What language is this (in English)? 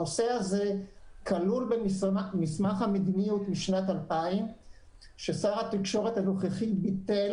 Hebrew